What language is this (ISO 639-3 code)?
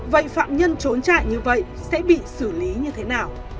vie